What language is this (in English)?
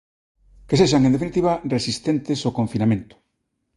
Galician